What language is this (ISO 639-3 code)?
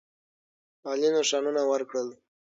pus